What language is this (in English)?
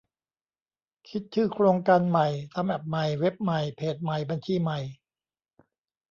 Thai